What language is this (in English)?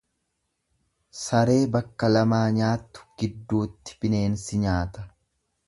Oromo